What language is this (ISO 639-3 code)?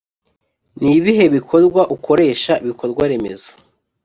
kin